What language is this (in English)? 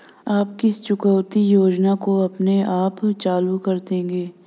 Hindi